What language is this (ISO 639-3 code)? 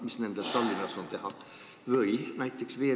est